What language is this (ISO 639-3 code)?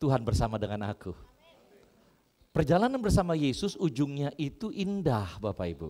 ind